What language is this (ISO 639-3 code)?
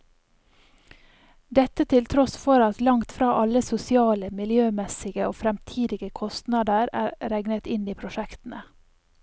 nor